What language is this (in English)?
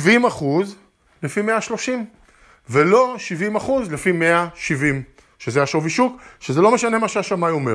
Hebrew